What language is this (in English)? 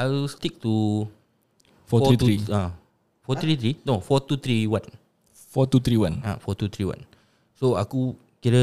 Malay